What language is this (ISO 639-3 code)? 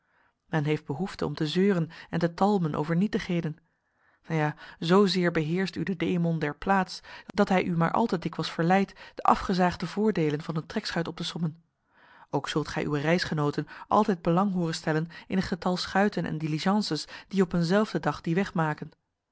nld